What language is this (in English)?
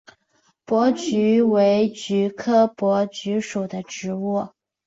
Chinese